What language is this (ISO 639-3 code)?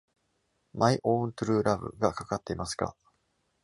jpn